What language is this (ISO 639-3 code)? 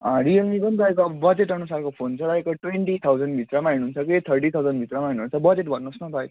nep